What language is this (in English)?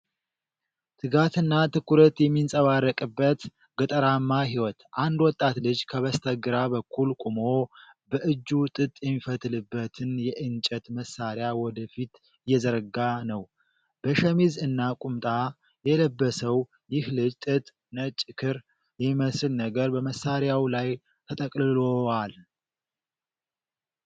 Amharic